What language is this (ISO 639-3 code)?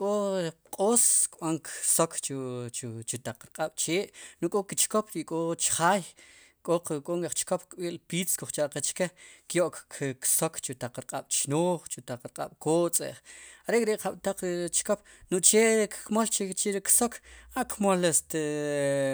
qum